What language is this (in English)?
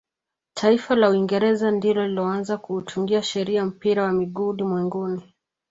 Swahili